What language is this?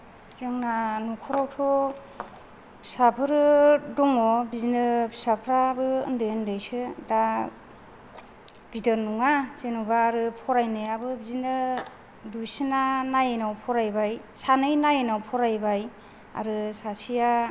Bodo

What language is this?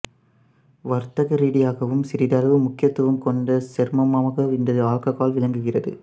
Tamil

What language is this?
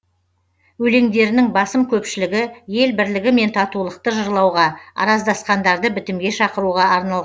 Kazakh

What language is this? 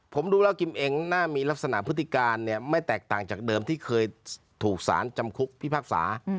Thai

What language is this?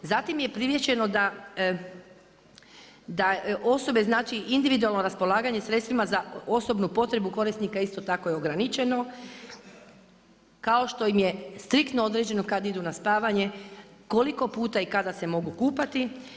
Croatian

